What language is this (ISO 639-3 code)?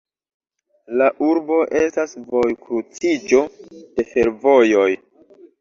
epo